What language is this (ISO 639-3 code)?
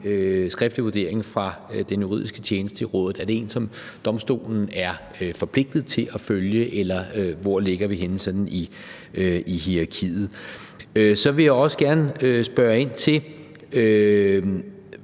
dan